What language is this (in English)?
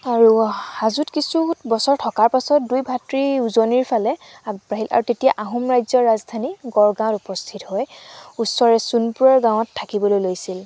Assamese